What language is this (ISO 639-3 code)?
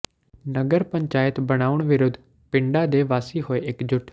pan